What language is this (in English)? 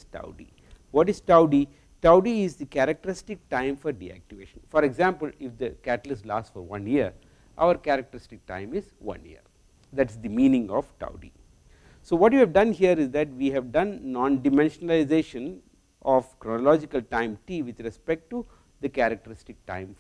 English